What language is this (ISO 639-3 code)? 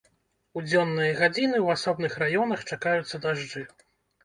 bel